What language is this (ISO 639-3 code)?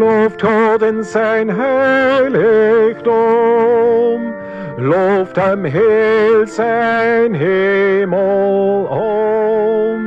nld